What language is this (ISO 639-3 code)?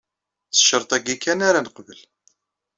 kab